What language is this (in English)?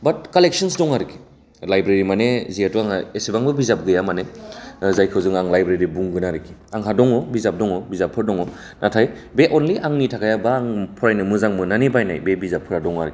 Bodo